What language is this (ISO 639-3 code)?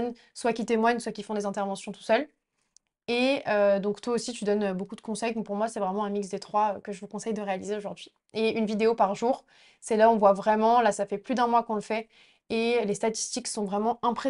fra